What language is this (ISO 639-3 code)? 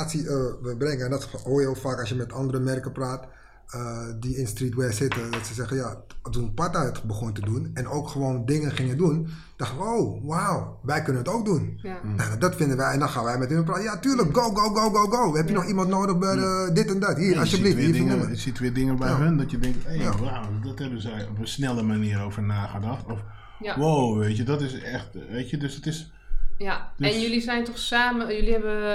nld